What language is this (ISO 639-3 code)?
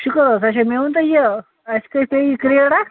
kas